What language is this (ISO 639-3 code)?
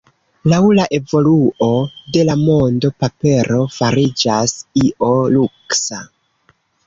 epo